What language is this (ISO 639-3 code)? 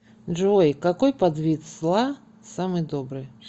rus